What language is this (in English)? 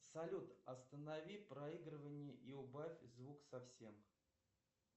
Russian